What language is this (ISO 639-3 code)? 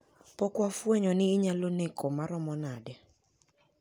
luo